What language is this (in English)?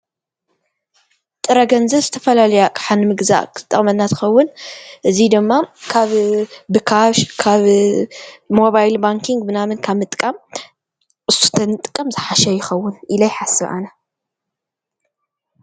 Tigrinya